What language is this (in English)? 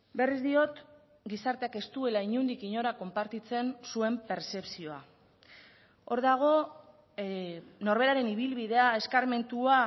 Basque